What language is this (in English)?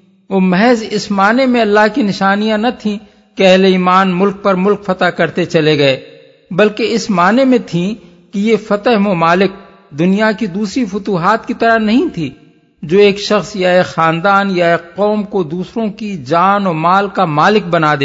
Urdu